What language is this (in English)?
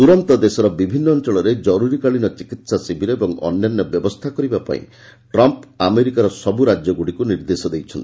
Odia